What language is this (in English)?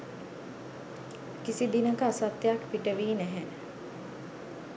Sinhala